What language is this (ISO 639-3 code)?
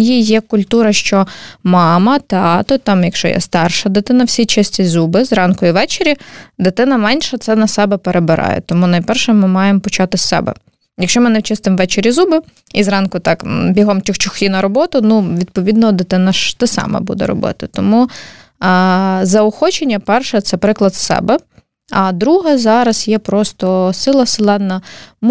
ukr